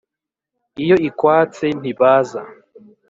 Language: Kinyarwanda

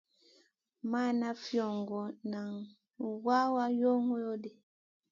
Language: Masana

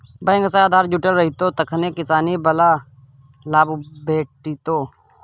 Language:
Maithili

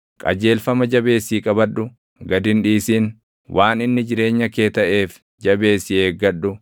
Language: Oromo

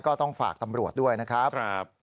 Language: Thai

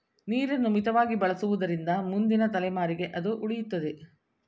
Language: Kannada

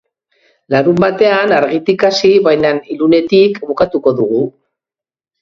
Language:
Basque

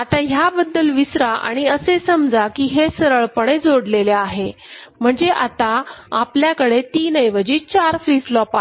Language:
Marathi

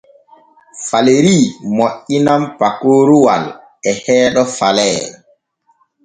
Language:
Borgu Fulfulde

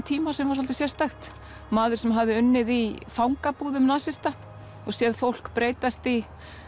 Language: Icelandic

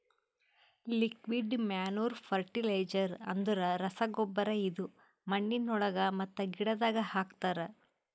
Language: Kannada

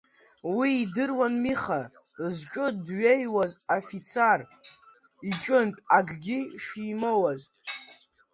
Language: Abkhazian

